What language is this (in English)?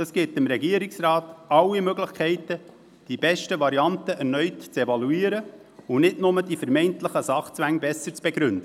Swiss German